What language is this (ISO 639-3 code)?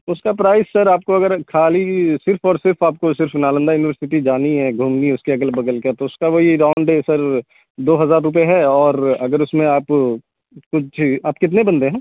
urd